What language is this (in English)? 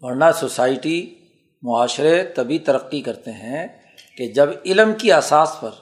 Urdu